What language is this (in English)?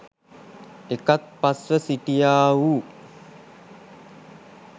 Sinhala